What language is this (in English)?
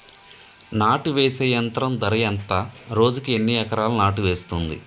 Telugu